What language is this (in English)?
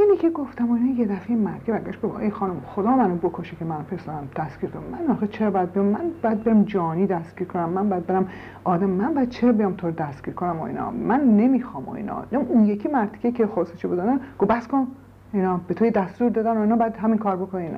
Persian